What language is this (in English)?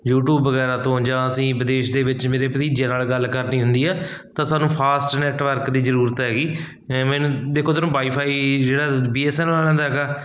Punjabi